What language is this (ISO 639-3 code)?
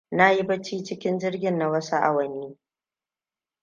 hau